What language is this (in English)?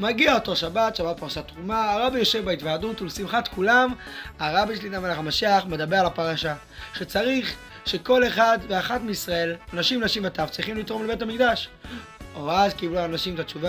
Hebrew